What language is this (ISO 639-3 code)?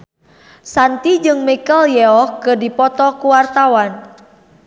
sun